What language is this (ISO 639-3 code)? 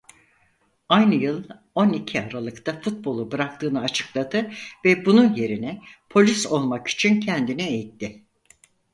tur